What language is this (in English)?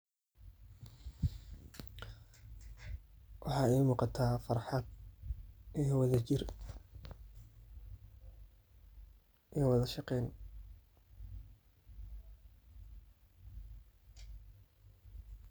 Somali